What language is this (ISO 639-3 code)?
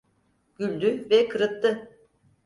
tur